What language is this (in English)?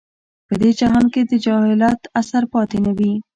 Pashto